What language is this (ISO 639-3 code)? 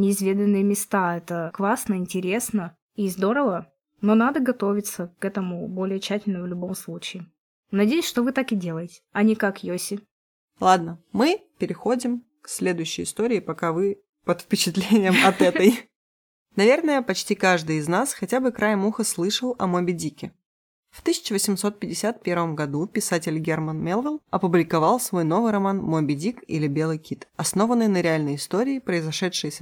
rus